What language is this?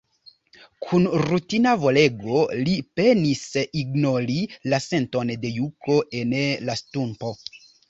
Esperanto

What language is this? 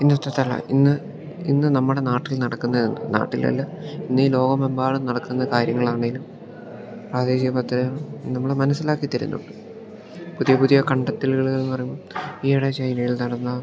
Malayalam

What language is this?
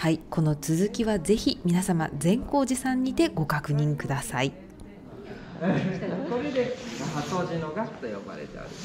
Japanese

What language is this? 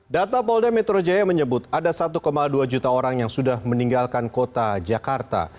Indonesian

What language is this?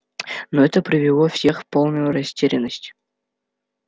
Russian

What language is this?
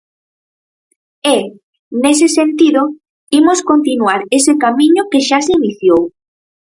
Galician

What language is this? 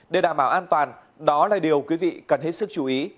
Vietnamese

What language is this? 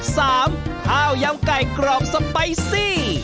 Thai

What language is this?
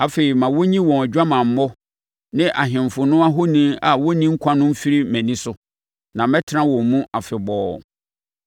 Akan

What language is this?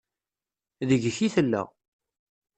Kabyle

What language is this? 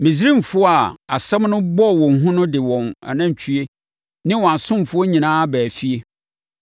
Akan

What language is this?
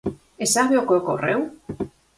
Galician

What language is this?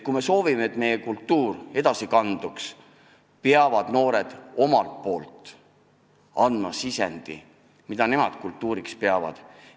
Estonian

